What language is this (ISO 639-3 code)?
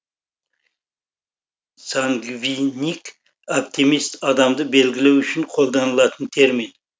kaz